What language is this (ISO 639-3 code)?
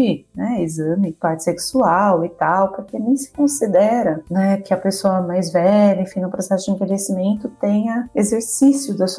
por